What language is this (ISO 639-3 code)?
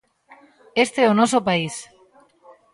glg